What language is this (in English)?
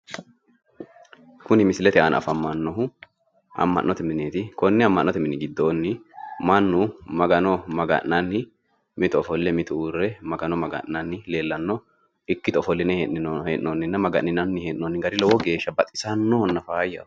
Sidamo